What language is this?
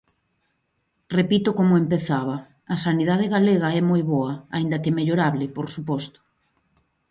Galician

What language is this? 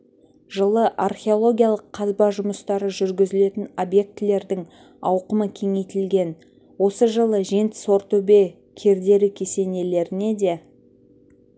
Kazakh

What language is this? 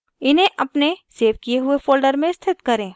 Hindi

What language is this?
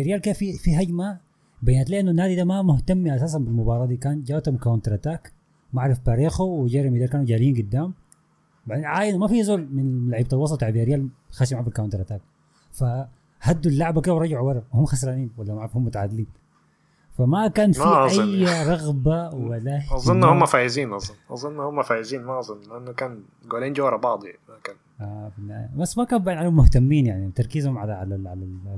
Arabic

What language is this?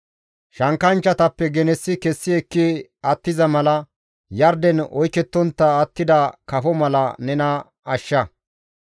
Gamo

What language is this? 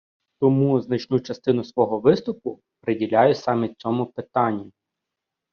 Ukrainian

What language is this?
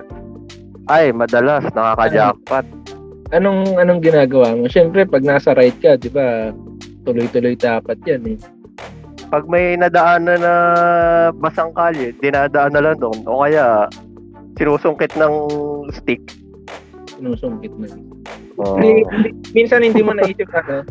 Filipino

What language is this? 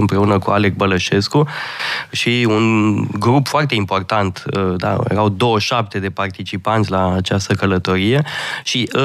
Romanian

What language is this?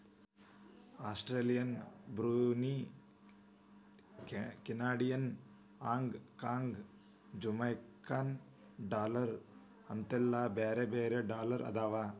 Kannada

